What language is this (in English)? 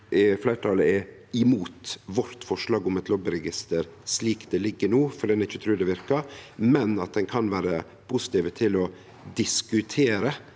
Norwegian